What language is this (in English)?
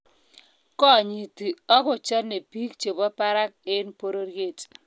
Kalenjin